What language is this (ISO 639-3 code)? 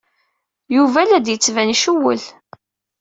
kab